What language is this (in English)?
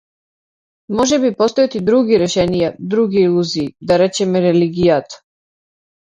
Macedonian